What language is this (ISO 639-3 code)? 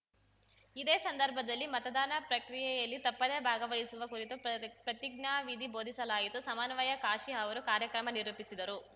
kan